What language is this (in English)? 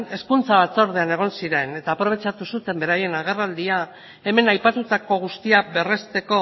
Basque